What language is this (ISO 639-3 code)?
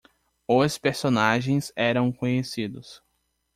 por